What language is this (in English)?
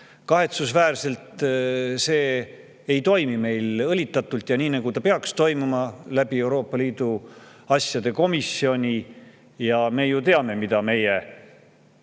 Estonian